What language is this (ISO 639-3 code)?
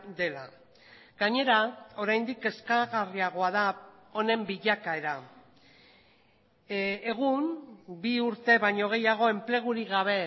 eus